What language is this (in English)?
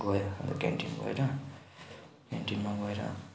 Nepali